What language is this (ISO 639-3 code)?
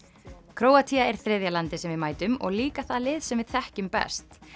isl